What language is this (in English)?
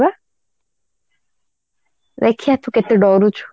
Odia